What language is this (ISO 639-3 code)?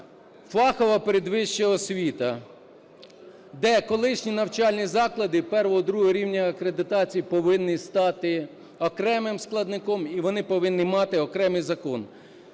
ukr